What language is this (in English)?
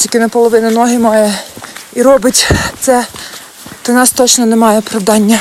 Ukrainian